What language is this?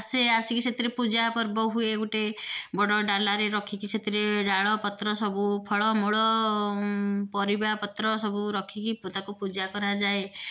Odia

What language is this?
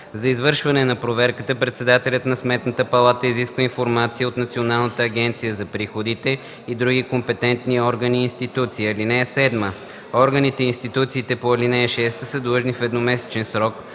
Bulgarian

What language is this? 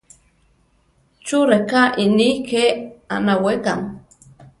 Central Tarahumara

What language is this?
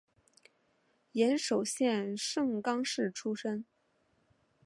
Chinese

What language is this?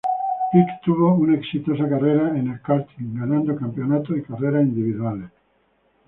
Spanish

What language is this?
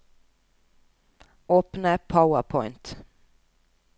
Norwegian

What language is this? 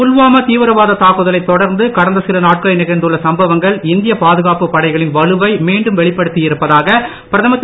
Tamil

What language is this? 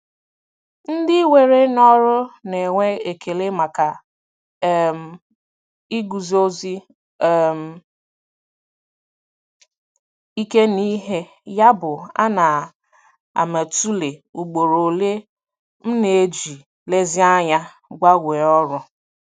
Igbo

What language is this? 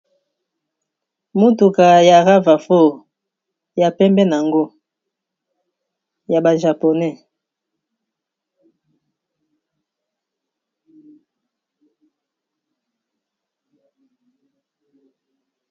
Lingala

